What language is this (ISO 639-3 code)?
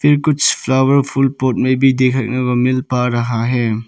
hin